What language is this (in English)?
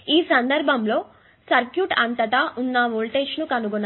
Telugu